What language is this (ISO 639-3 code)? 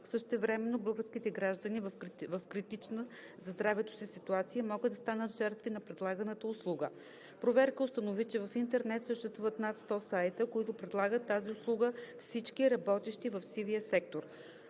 bul